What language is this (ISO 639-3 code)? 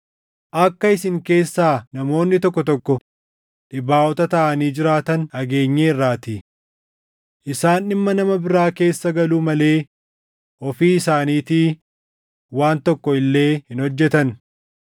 orm